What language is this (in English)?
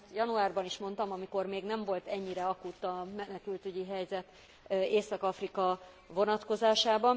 Hungarian